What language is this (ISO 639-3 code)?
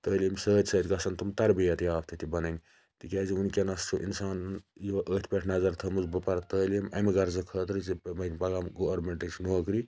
kas